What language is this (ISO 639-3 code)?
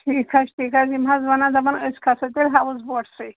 kas